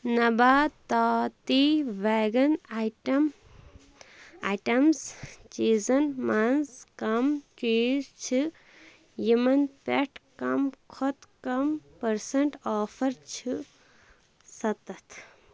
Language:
Kashmiri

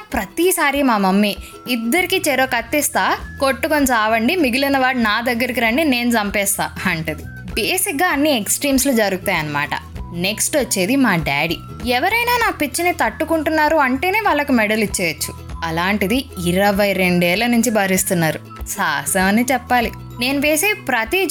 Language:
Telugu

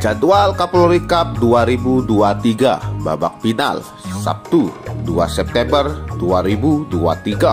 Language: Indonesian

